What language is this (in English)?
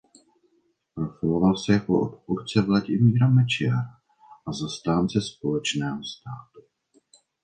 Czech